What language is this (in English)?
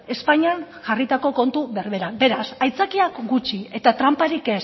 Basque